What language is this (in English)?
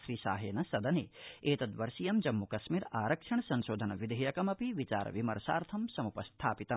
Sanskrit